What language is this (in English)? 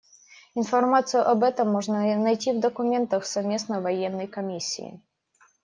Russian